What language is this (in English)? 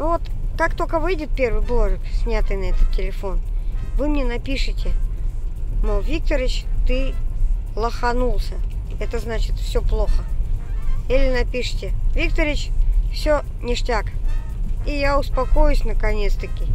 Russian